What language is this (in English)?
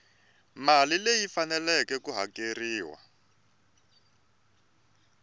Tsonga